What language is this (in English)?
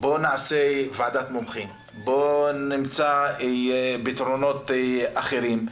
Hebrew